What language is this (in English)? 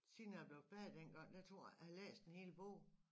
Danish